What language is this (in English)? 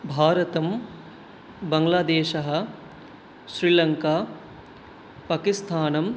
Sanskrit